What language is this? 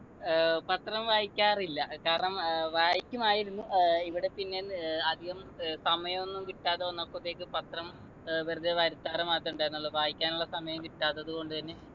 Malayalam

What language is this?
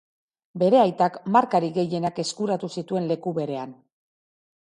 Basque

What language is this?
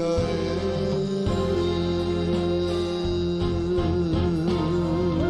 Japanese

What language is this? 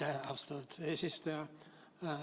Estonian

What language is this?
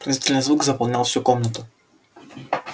Russian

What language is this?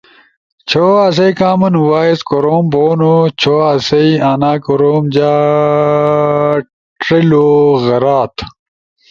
Ushojo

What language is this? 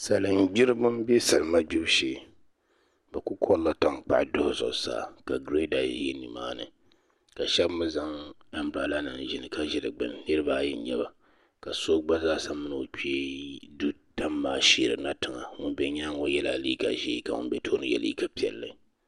Dagbani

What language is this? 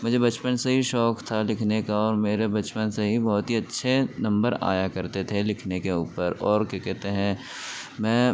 Urdu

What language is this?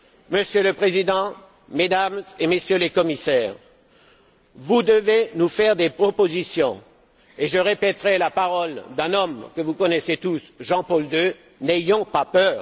French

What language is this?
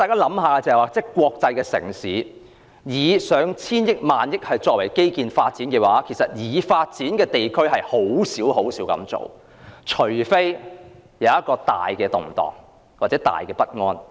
Cantonese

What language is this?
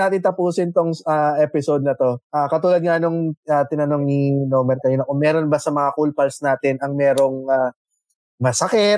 Filipino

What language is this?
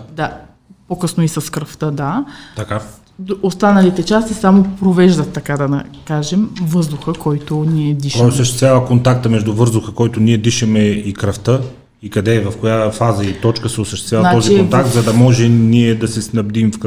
Bulgarian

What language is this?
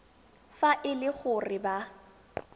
Tswana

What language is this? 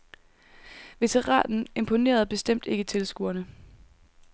Danish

